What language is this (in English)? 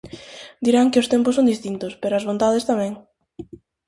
Galician